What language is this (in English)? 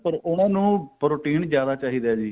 Punjabi